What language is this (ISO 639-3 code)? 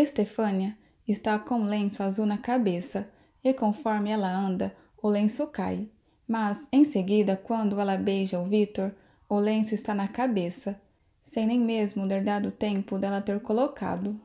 por